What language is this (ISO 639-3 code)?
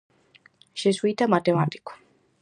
glg